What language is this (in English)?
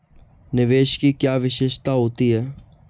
Hindi